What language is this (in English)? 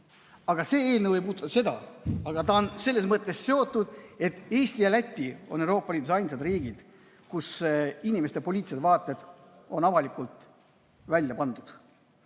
Estonian